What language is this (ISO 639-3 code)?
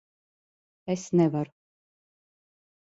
lav